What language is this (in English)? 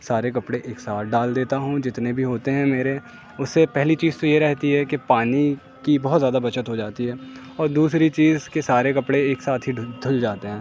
Urdu